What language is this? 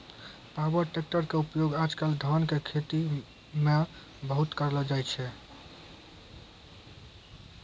Maithili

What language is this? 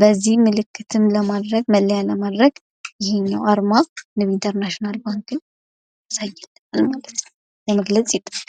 Amharic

